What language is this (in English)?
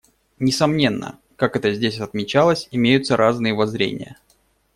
Russian